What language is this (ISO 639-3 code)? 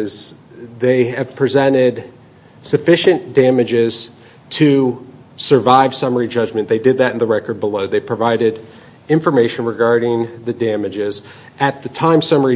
eng